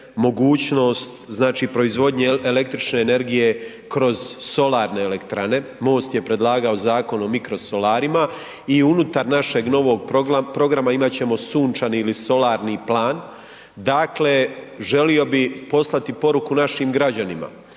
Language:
Croatian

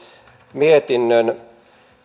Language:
Finnish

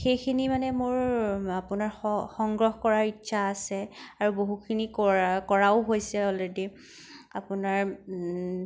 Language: Assamese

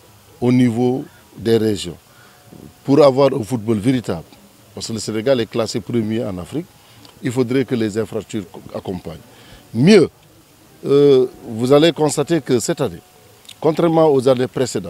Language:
French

